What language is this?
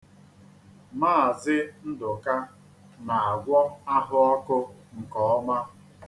Igbo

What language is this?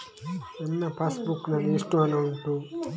Kannada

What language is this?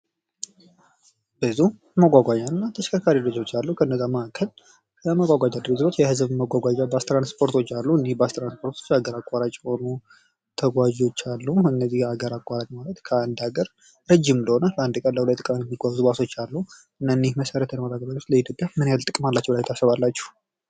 Amharic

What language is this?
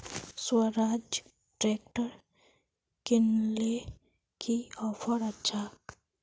Magahi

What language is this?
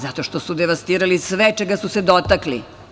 Serbian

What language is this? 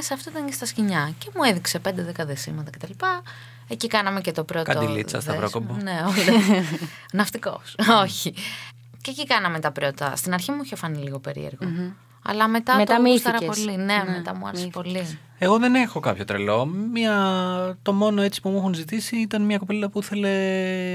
Greek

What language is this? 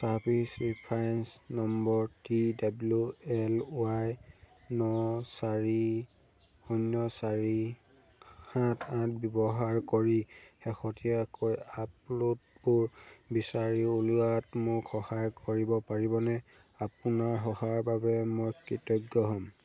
Assamese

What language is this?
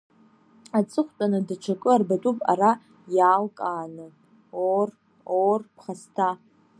Abkhazian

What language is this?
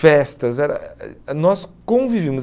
Portuguese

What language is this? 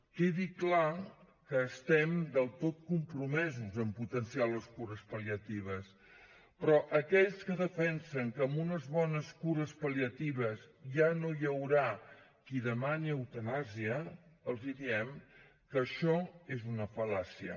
Catalan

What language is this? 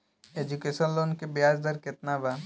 Bhojpuri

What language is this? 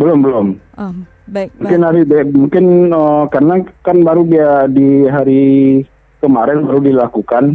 Indonesian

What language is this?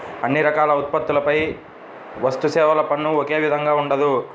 Telugu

